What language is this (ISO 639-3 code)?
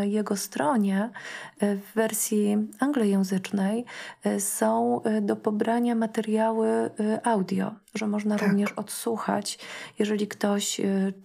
pol